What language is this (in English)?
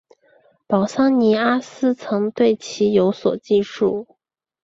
Chinese